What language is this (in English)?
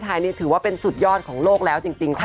Thai